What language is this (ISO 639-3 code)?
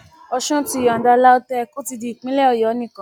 yor